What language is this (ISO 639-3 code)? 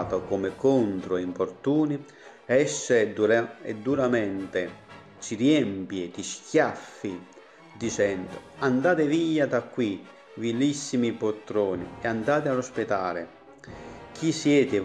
ita